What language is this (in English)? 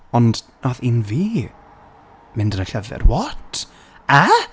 Welsh